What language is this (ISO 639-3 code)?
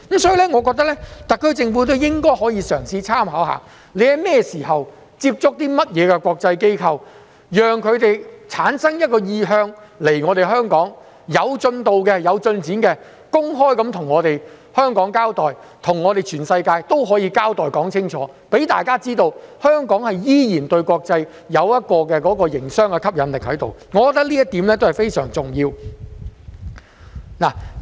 yue